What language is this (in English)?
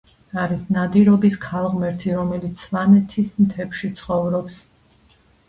Georgian